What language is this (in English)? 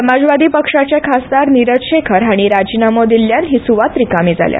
Konkani